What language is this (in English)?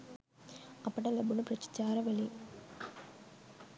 Sinhala